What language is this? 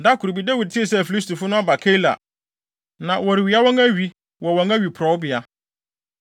Akan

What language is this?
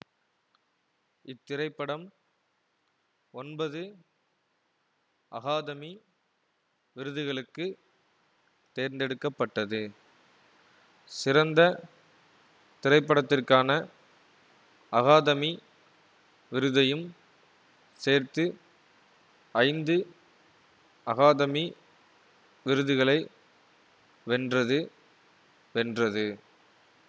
Tamil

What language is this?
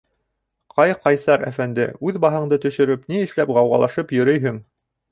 Bashkir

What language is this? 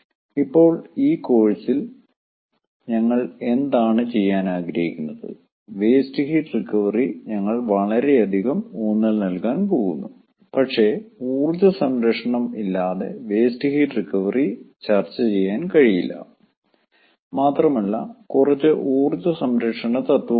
Malayalam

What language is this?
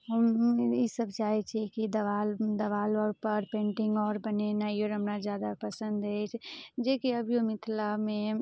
Maithili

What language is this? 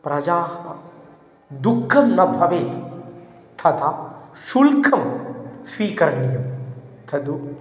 Sanskrit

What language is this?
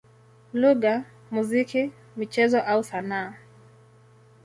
Swahili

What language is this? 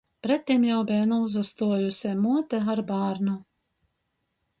Latgalian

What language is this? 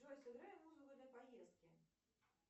Russian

